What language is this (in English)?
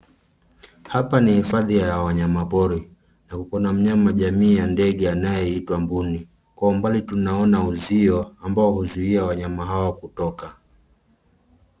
Swahili